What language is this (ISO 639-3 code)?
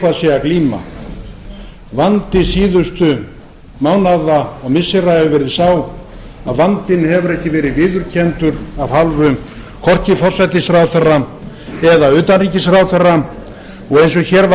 isl